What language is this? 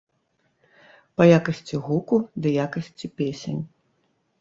Belarusian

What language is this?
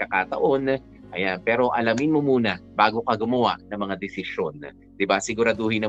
Filipino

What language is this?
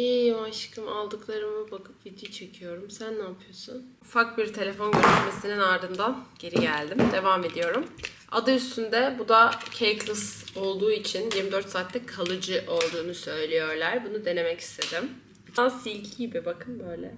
Turkish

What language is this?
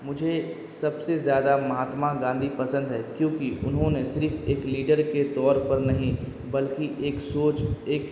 Urdu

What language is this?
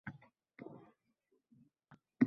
Uzbek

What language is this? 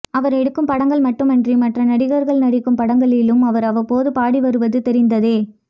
Tamil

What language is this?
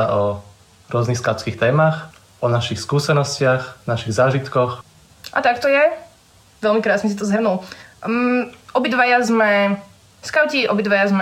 Slovak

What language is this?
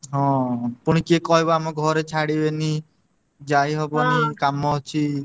Odia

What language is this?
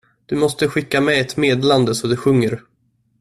Swedish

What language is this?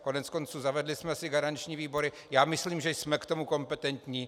Czech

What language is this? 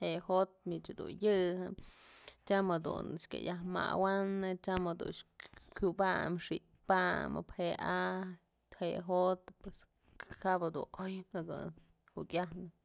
Mazatlán Mixe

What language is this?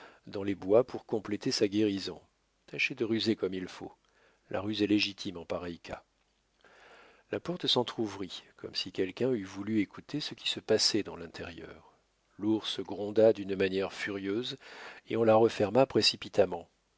French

